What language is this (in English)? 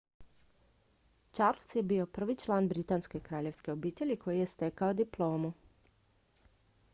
Croatian